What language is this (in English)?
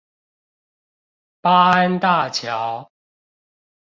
Chinese